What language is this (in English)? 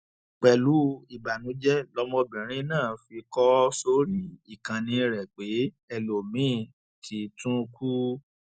Yoruba